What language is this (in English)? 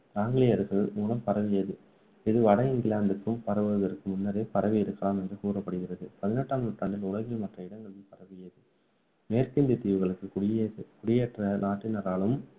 Tamil